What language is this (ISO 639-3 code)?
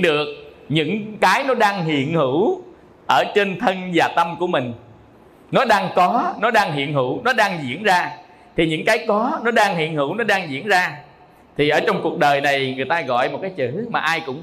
vie